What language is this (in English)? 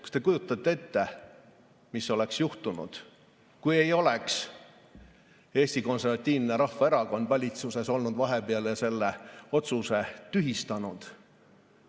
Estonian